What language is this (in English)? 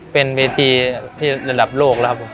Thai